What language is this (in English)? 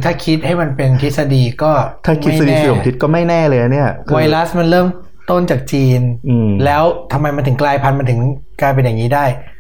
Thai